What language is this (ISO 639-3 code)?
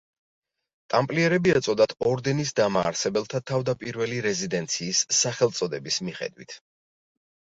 kat